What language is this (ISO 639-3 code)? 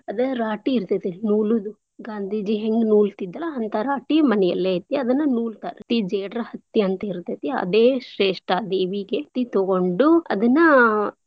kan